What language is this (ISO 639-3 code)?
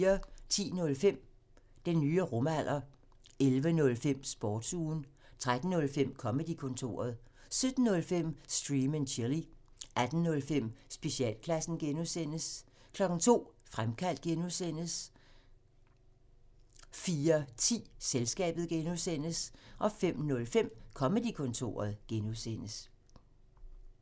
dan